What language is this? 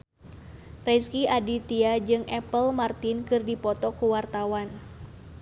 Sundanese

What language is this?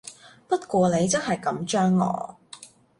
Cantonese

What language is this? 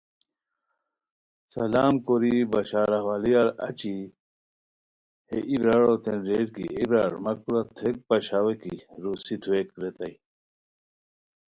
Khowar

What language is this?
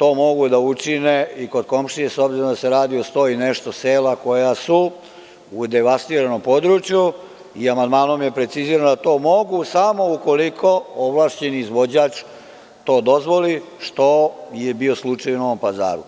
Serbian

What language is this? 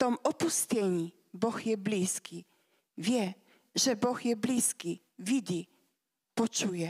Slovak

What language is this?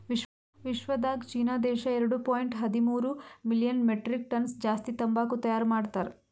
Kannada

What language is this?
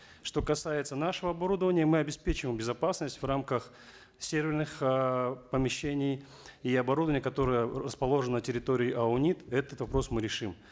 Kazakh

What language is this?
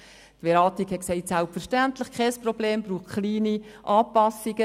Swiss German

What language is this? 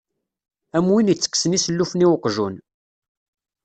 Kabyle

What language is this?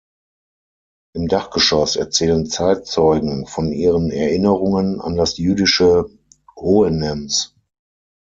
German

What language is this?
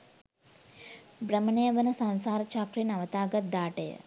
Sinhala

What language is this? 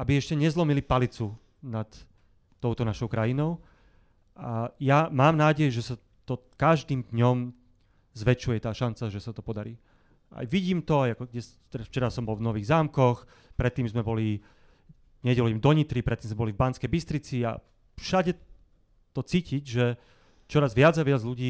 Slovak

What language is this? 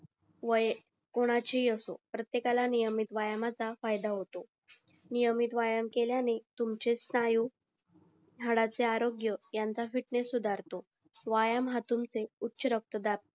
Marathi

